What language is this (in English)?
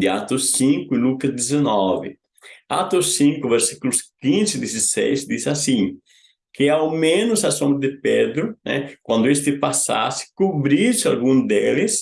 Portuguese